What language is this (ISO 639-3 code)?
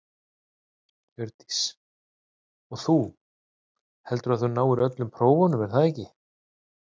isl